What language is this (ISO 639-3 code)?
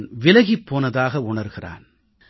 tam